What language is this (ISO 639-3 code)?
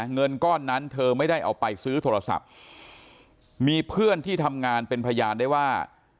tha